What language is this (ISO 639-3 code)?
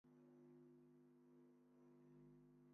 vie